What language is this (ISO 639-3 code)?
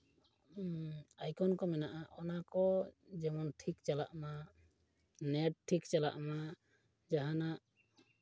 sat